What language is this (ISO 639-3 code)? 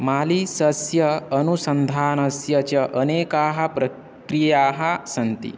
san